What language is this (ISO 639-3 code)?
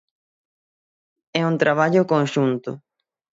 glg